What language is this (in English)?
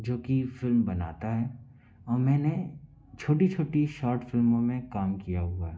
Hindi